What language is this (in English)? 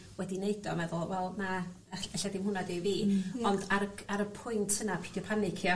Welsh